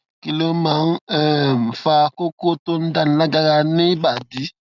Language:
Yoruba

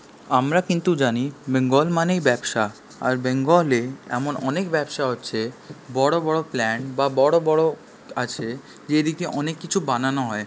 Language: Bangla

